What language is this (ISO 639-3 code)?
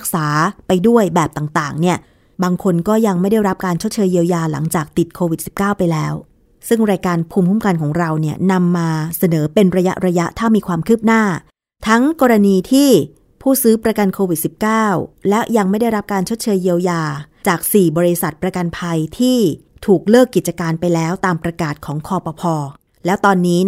tha